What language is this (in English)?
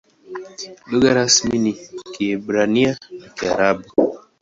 Swahili